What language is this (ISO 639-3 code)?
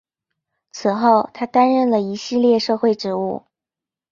zho